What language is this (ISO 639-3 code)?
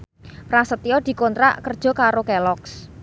jav